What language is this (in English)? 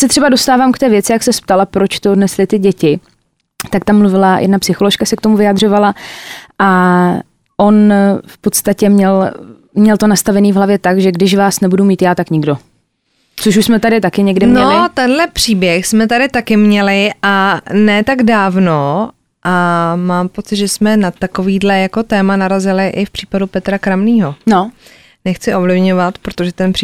Czech